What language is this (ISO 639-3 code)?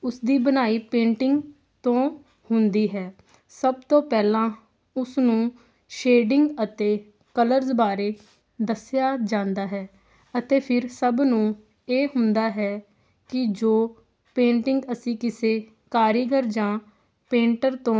pan